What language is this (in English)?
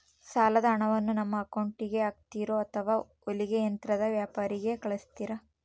Kannada